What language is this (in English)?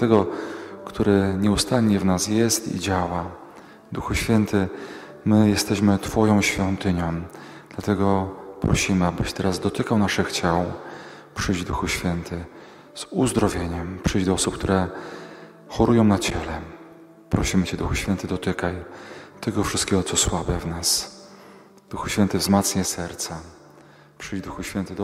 Polish